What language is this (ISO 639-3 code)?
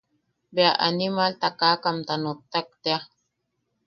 yaq